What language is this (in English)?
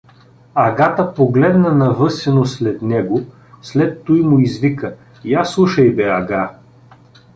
Bulgarian